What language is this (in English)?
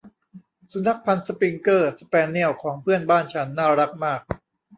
Thai